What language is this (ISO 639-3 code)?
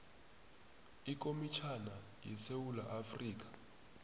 nbl